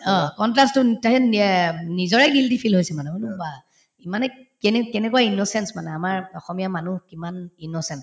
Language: Assamese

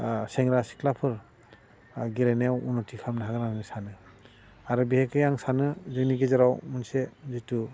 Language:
Bodo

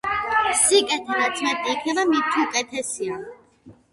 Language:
Georgian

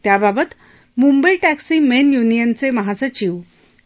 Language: Marathi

